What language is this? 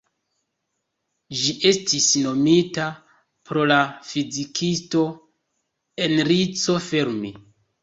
Esperanto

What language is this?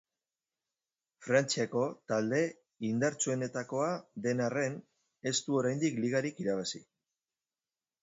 Basque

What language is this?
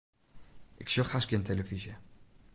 Western Frisian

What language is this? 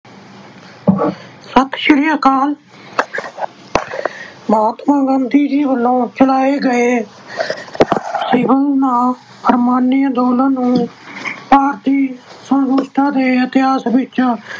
Punjabi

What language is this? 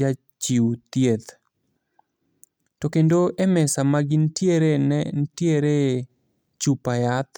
Luo (Kenya and Tanzania)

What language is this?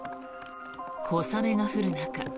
Japanese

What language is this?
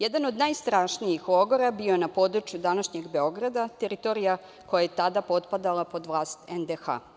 Serbian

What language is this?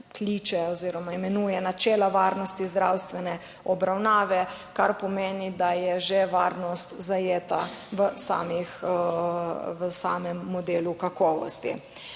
Slovenian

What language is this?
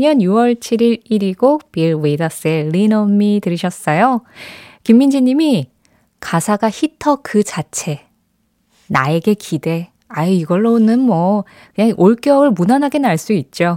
Korean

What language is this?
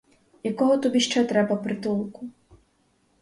Ukrainian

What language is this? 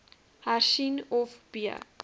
Afrikaans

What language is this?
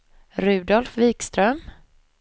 Swedish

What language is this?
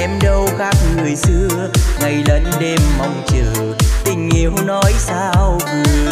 Vietnamese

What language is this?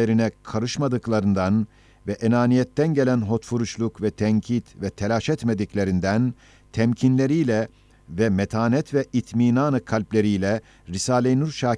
Turkish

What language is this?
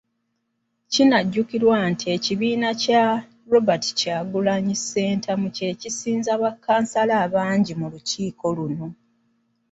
Ganda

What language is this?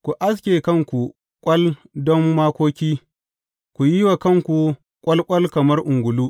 Hausa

